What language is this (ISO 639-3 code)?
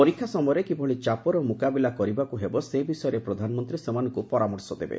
ori